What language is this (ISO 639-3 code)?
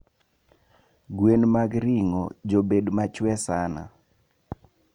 luo